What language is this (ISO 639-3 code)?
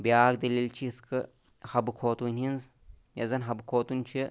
kas